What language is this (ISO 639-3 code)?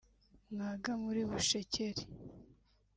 kin